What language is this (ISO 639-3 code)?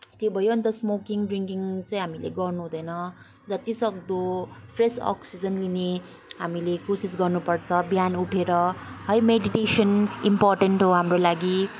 nep